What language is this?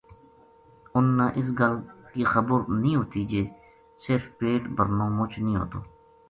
Gujari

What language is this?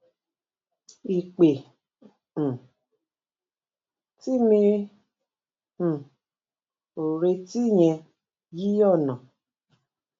Yoruba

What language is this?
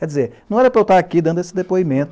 Portuguese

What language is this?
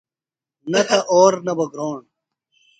Phalura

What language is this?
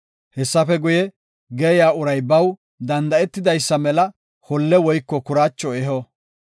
Gofa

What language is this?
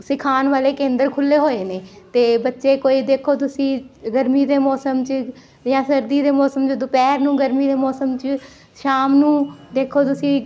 Punjabi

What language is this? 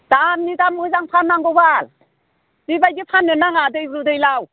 Bodo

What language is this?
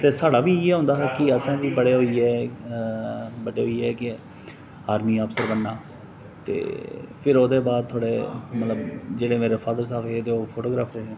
Dogri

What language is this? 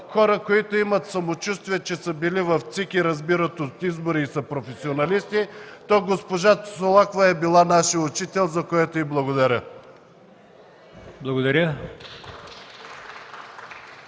Bulgarian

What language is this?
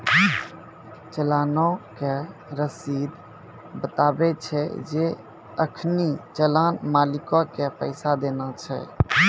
Maithili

